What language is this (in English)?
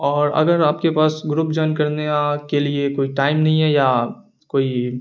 Urdu